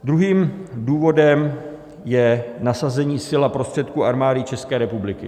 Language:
Czech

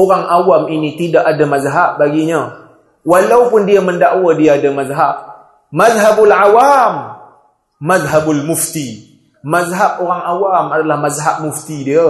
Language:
Malay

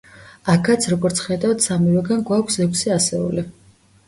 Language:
Georgian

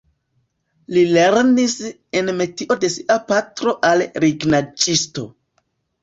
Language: Esperanto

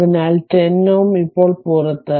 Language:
Malayalam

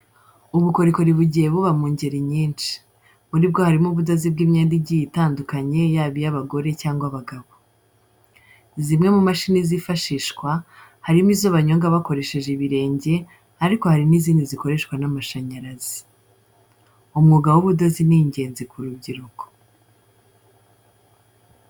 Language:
Kinyarwanda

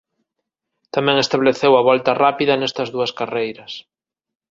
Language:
Galician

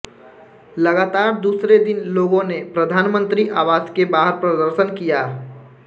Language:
Hindi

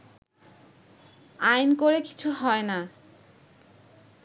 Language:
Bangla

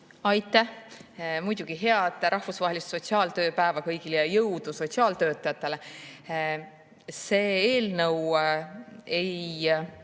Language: Estonian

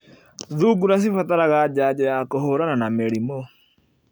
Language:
Kikuyu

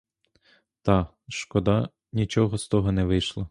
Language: Ukrainian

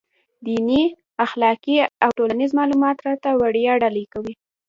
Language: Pashto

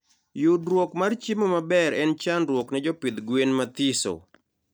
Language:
Luo (Kenya and Tanzania)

